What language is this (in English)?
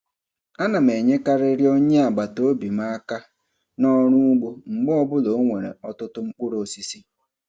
Igbo